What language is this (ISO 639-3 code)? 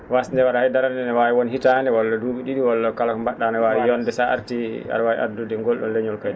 ful